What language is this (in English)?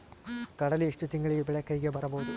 Kannada